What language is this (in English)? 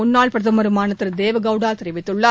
Tamil